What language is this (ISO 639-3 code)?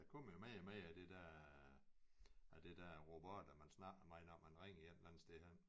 dan